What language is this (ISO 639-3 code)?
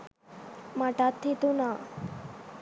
sin